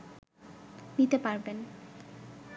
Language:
Bangla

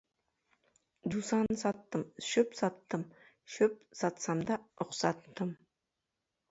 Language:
Kazakh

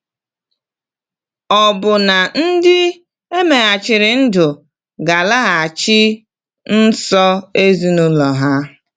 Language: Igbo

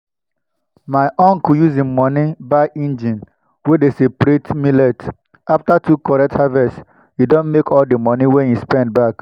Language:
Nigerian Pidgin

